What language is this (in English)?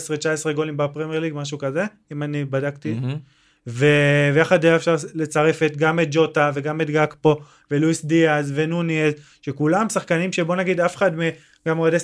Hebrew